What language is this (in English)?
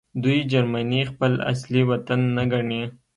Pashto